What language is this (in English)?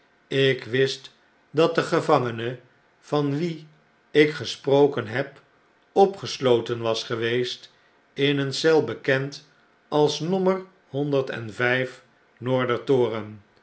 Dutch